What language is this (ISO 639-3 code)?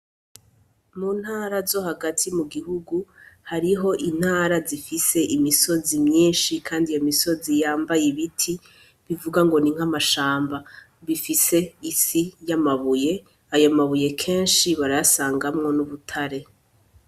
run